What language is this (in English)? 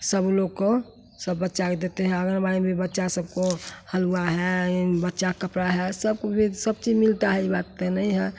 Hindi